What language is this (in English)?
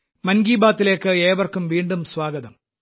Malayalam